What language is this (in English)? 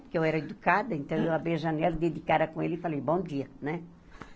Portuguese